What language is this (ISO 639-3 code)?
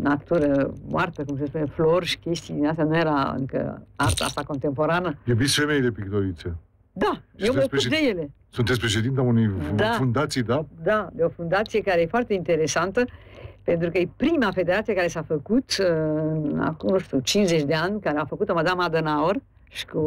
ron